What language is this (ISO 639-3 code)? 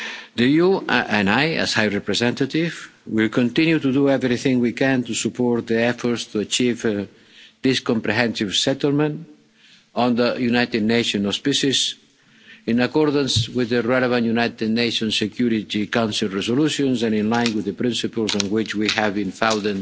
eng